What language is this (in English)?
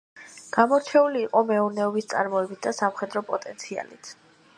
Georgian